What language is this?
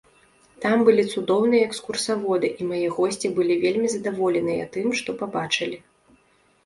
Belarusian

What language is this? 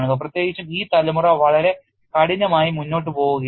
Malayalam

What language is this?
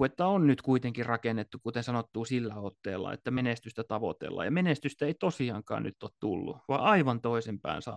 Finnish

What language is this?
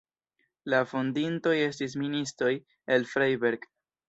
Esperanto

